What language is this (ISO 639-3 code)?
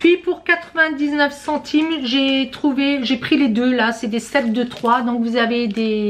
fra